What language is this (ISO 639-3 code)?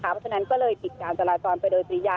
tha